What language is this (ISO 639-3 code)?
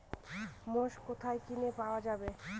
ben